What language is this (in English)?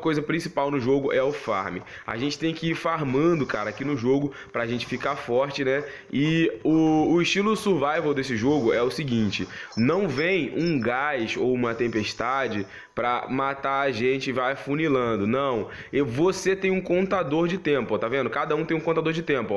Portuguese